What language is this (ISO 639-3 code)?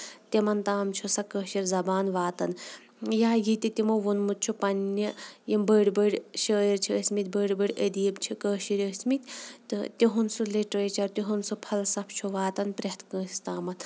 kas